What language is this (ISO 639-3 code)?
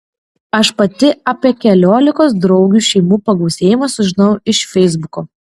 lit